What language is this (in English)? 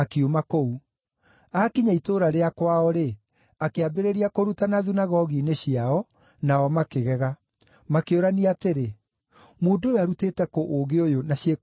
Kikuyu